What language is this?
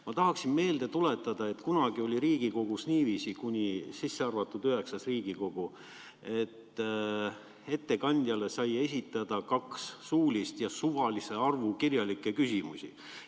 Estonian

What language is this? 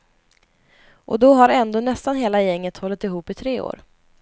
Swedish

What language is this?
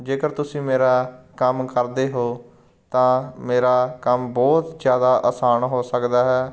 Punjabi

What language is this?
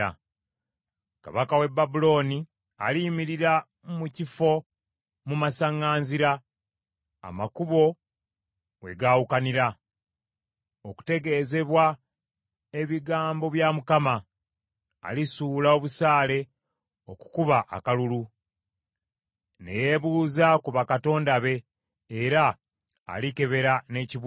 Ganda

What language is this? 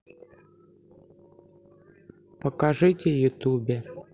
Russian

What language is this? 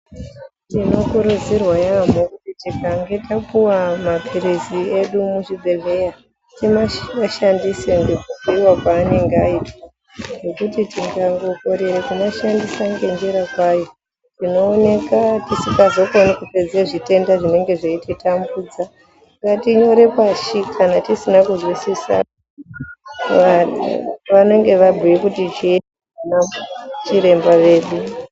Ndau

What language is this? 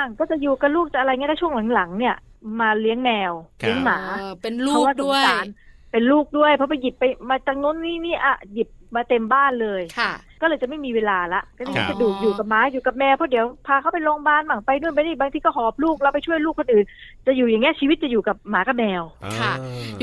Thai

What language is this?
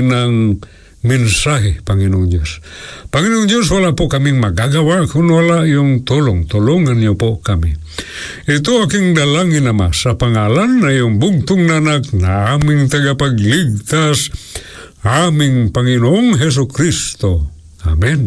Filipino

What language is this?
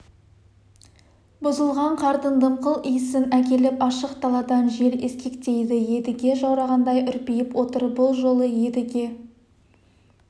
Kazakh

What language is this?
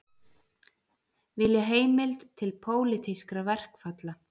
Icelandic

